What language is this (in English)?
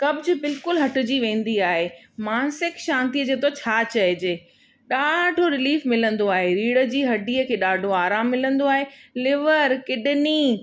Sindhi